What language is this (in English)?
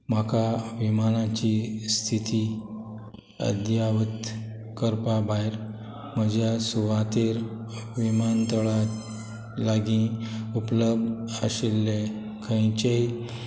Konkani